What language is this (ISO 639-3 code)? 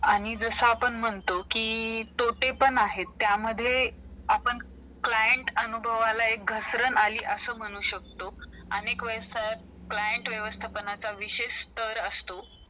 mar